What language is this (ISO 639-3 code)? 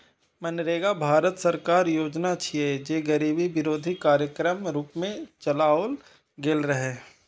mai